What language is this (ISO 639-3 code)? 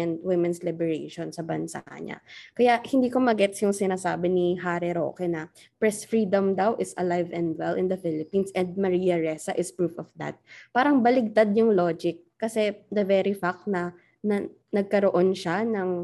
fil